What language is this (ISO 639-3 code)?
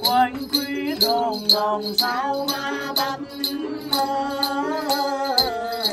tha